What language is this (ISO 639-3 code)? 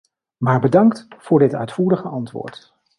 nld